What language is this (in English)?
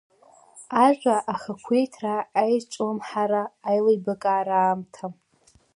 Abkhazian